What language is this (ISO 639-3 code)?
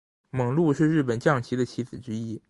zho